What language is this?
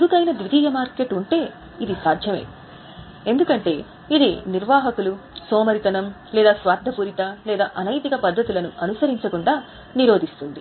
Telugu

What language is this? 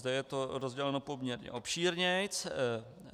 Czech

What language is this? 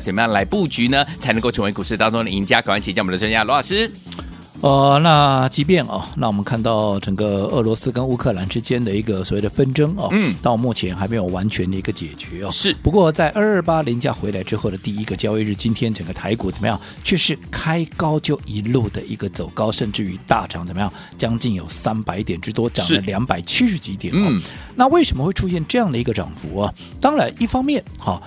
Chinese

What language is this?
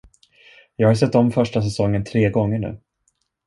Swedish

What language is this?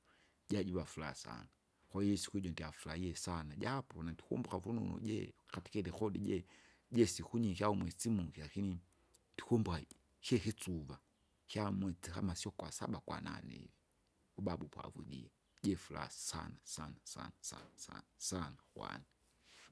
Kinga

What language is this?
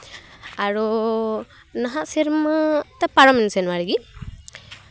Santali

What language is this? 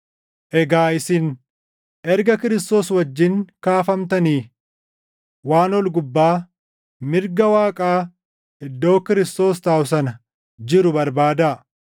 Oromo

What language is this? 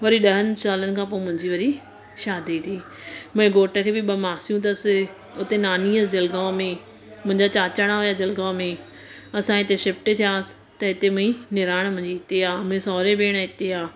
Sindhi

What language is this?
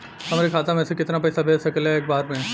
Bhojpuri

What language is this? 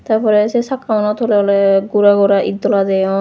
Chakma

